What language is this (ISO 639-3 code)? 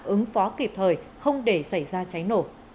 vie